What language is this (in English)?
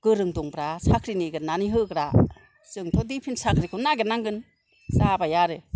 Bodo